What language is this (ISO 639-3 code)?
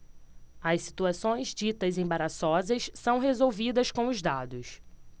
por